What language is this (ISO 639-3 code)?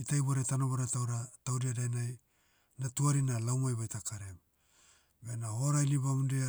meu